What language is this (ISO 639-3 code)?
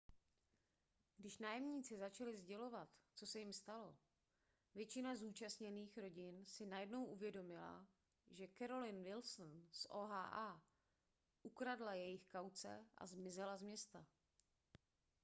ces